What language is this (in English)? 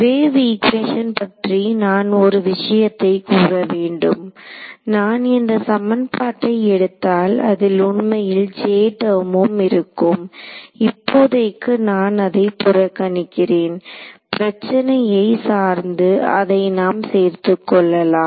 Tamil